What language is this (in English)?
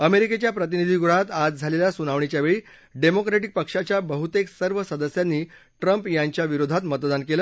Marathi